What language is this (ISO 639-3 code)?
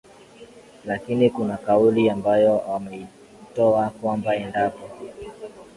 swa